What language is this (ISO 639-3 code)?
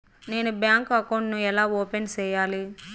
tel